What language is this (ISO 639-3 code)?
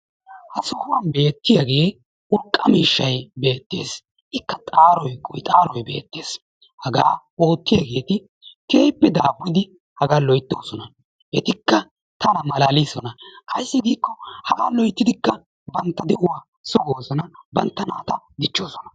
wal